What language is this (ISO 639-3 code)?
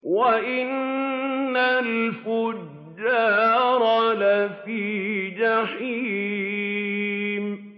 ara